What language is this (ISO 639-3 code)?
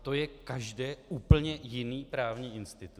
ces